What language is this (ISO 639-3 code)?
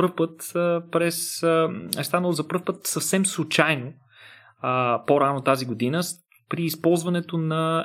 bul